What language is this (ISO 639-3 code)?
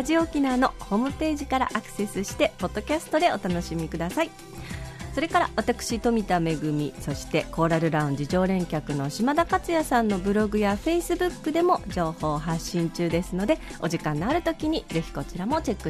jpn